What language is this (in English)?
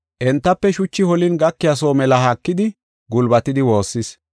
Gofa